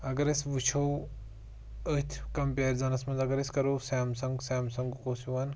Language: Kashmiri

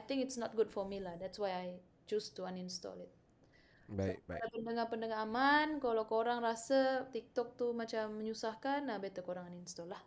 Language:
Malay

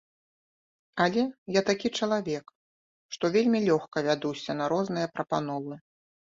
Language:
Belarusian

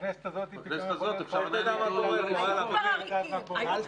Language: Hebrew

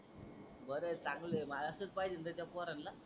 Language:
Marathi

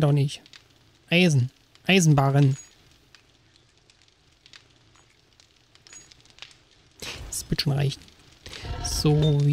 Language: German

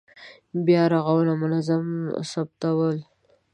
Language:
Pashto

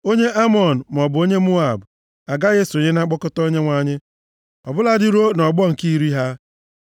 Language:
Igbo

